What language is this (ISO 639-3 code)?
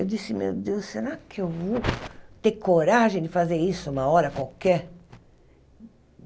por